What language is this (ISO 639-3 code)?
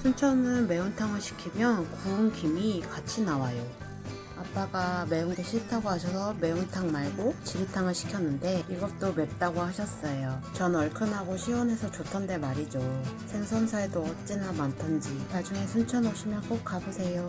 kor